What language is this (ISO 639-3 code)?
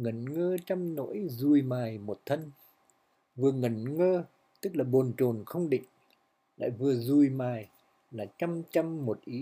vie